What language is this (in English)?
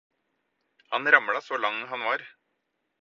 Norwegian Bokmål